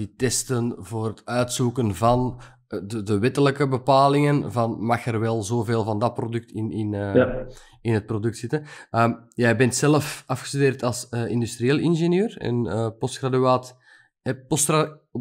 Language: Dutch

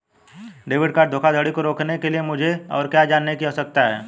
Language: Hindi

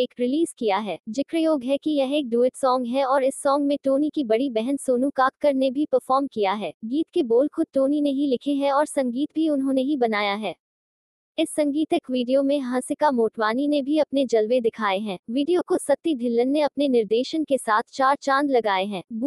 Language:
Hindi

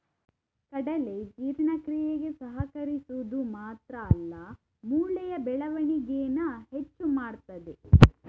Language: Kannada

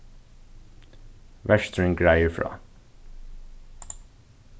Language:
Faroese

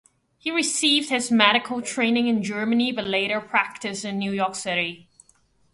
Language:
English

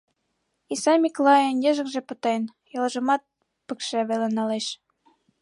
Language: Mari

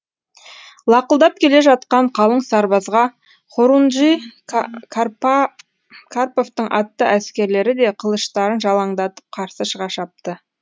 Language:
Kazakh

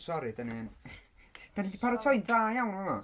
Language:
Welsh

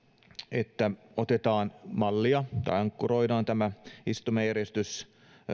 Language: Finnish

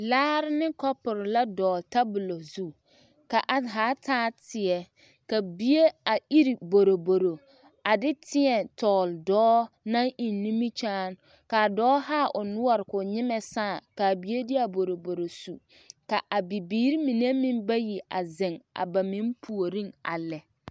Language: Southern Dagaare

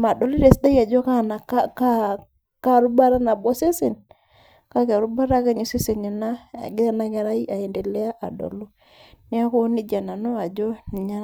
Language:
Masai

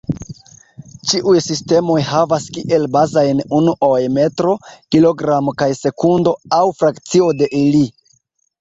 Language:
Esperanto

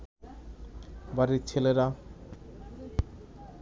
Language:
Bangla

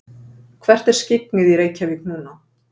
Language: Icelandic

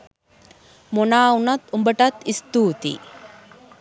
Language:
Sinhala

